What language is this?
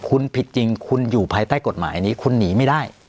Thai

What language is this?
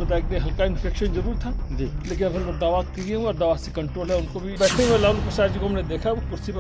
Hindi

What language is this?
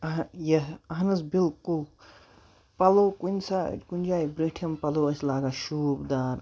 Kashmiri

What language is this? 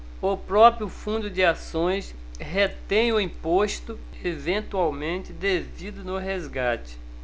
Portuguese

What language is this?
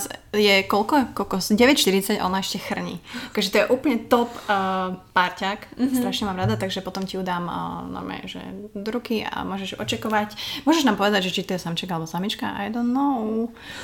Slovak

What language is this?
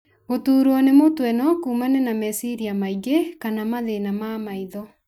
Kikuyu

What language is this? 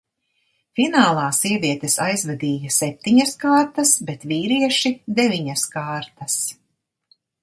Latvian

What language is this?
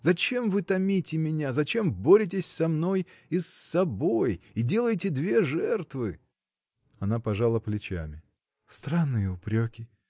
Russian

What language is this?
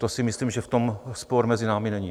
Czech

